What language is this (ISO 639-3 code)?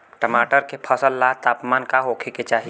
bho